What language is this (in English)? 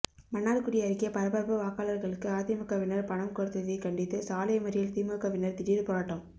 Tamil